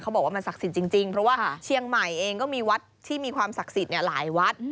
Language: Thai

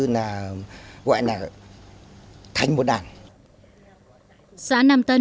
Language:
Vietnamese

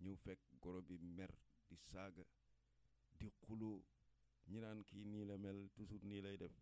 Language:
Indonesian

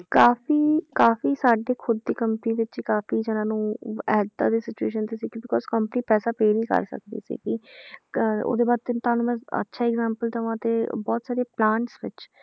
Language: Punjabi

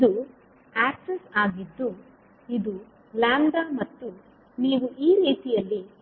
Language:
Kannada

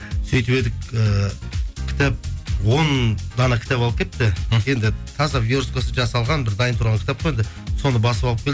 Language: Kazakh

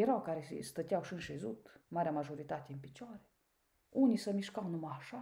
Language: Romanian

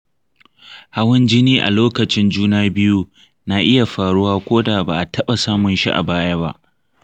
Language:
Hausa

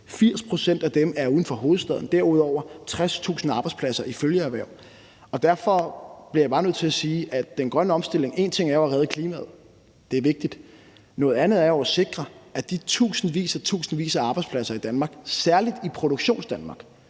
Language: Danish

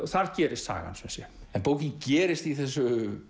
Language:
Icelandic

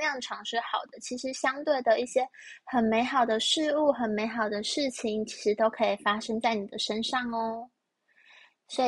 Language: Chinese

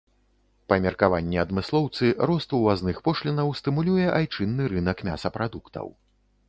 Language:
Belarusian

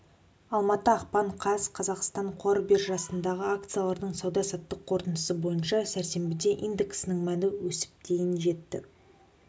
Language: Kazakh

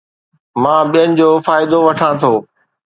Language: Sindhi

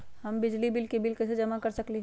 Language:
Magahi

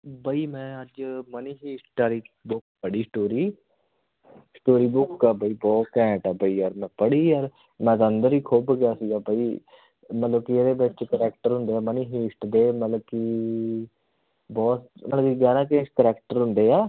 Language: Punjabi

